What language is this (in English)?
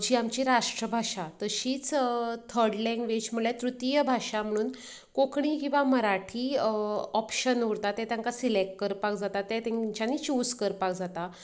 Konkani